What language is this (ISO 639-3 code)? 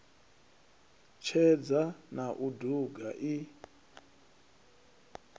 ven